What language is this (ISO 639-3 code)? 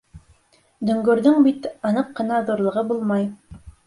bak